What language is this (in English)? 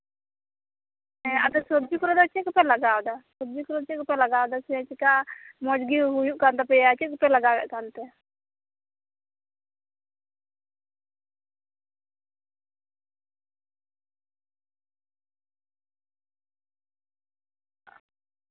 Santali